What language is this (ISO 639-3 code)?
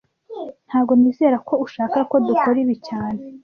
kin